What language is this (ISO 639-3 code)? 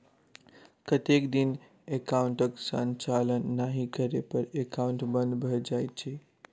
mai